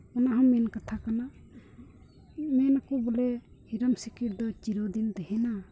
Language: Santali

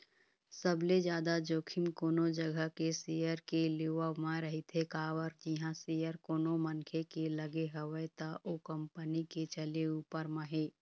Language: Chhattisgarhi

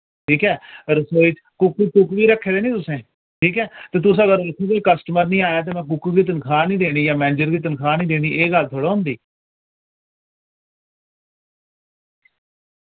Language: Dogri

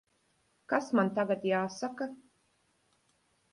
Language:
Latvian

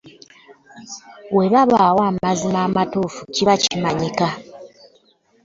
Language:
Ganda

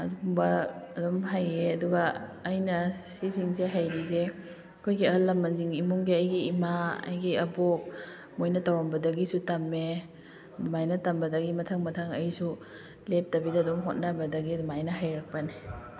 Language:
Manipuri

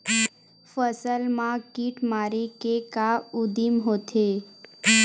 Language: Chhattisgarhi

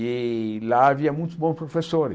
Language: Portuguese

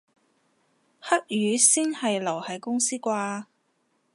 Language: Cantonese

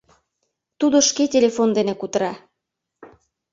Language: Mari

